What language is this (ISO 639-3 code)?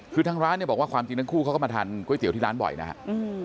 tha